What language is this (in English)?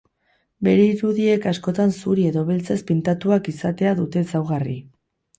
Basque